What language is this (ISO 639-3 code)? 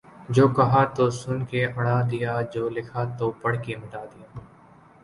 urd